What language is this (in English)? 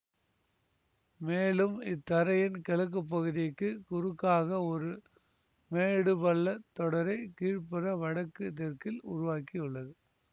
Tamil